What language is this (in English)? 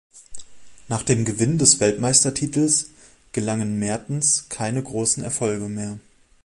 German